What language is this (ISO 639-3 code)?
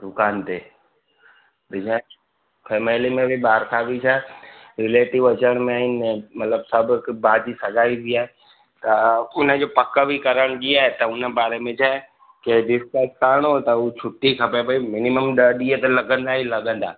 snd